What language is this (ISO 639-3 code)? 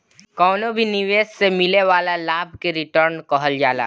bho